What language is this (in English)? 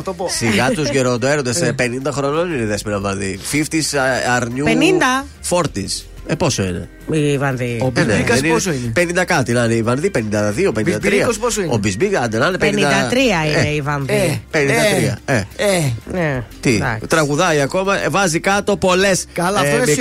Greek